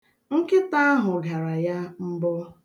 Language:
Igbo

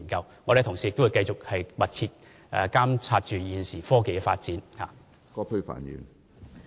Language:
Cantonese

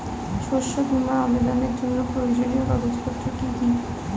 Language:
Bangla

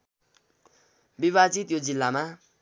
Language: Nepali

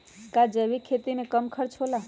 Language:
Magahi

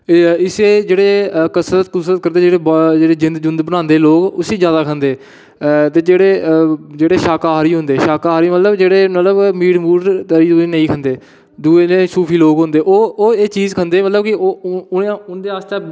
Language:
Dogri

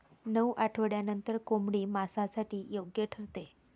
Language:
Marathi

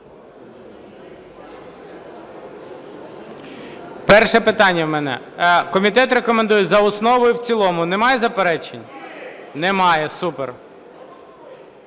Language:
Ukrainian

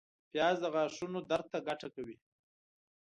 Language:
Pashto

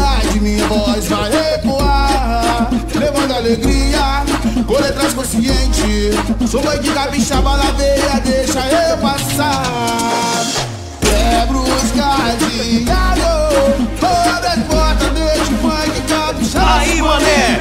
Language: Portuguese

